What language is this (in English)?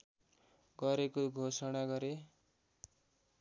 Nepali